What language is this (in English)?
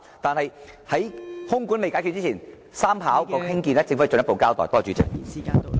Cantonese